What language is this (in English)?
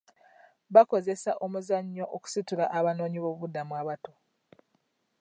Ganda